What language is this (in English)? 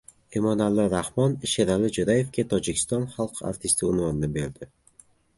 Uzbek